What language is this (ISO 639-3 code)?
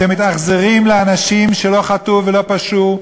heb